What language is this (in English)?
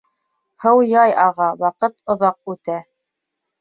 Bashkir